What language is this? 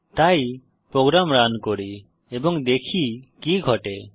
Bangla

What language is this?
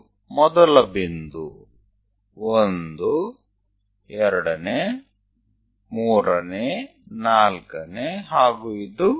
Gujarati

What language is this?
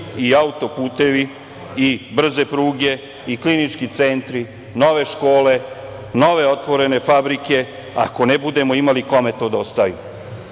Serbian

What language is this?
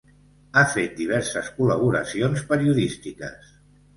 Catalan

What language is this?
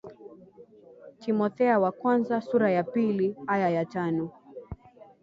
Swahili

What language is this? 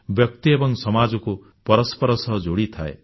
Odia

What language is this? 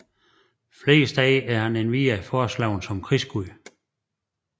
Danish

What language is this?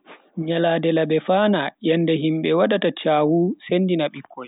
Bagirmi Fulfulde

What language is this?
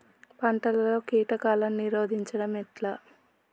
Telugu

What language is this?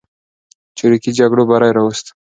Pashto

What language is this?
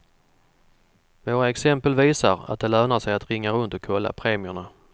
Swedish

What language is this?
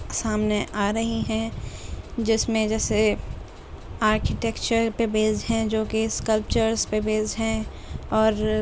Urdu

